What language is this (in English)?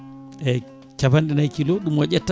Fula